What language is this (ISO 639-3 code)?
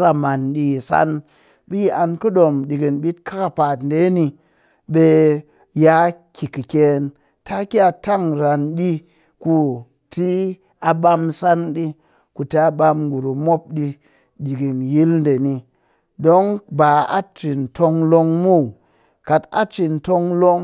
cky